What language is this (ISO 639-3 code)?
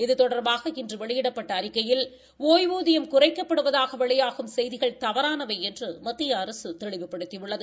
tam